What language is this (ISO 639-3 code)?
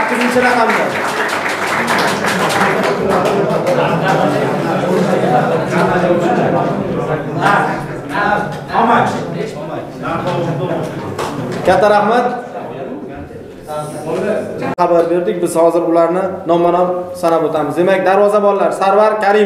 tur